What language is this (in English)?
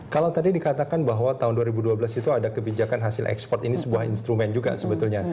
Indonesian